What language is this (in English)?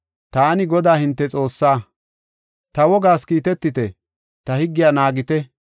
Gofa